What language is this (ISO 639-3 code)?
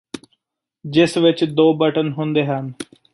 pan